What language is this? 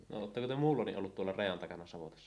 Finnish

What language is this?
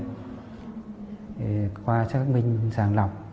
Vietnamese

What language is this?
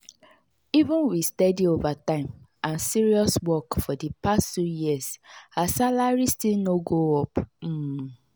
Nigerian Pidgin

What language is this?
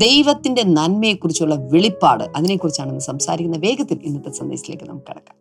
Malayalam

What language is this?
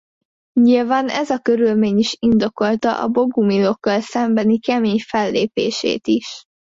Hungarian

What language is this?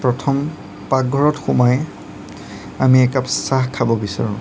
Assamese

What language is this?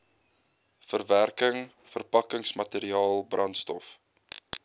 Afrikaans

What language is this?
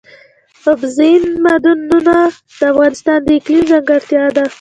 Pashto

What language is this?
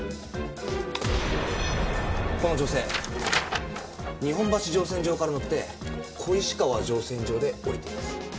Japanese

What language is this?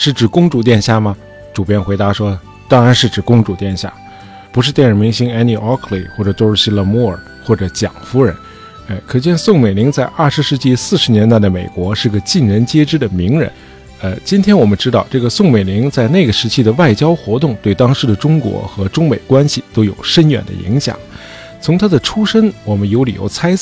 Chinese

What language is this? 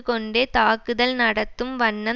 Tamil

